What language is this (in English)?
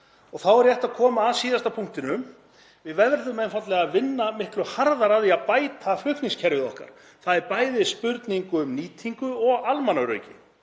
Icelandic